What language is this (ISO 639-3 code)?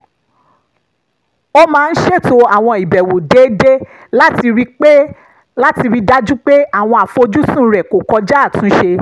yor